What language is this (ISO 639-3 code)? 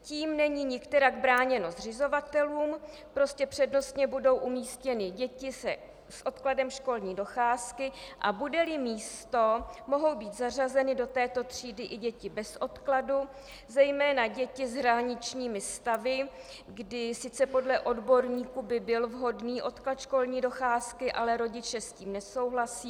ces